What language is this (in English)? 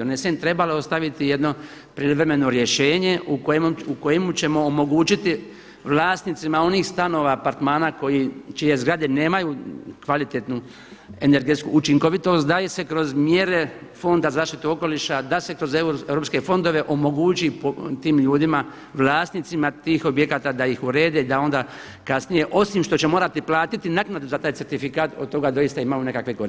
Croatian